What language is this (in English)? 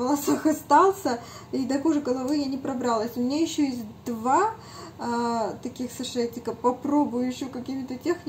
Russian